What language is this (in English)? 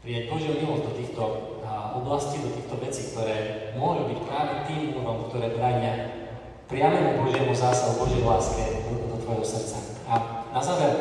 Slovak